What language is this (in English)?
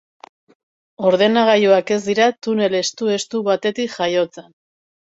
Basque